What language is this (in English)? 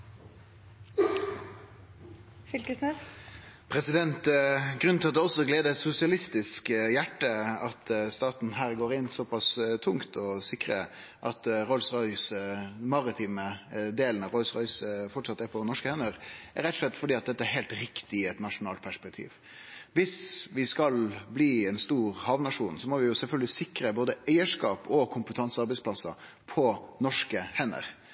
Norwegian Nynorsk